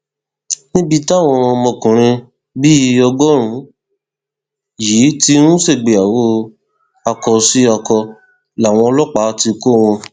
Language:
Yoruba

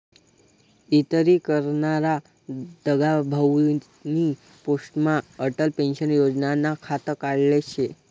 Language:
Marathi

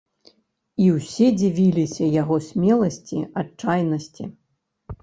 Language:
Belarusian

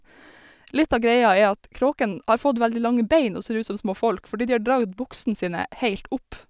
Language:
Norwegian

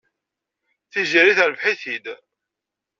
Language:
Kabyle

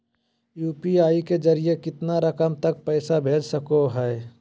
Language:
Magahi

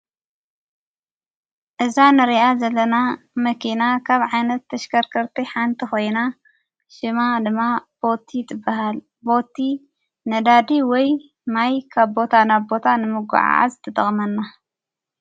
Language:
Tigrinya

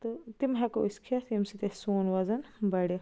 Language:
Kashmiri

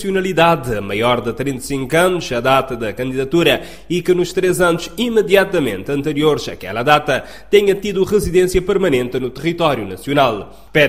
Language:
Portuguese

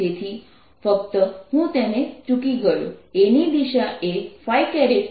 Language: Gujarati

